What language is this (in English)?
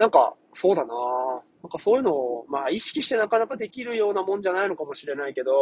Japanese